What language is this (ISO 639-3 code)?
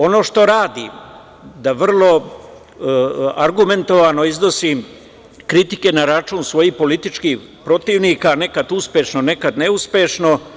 srp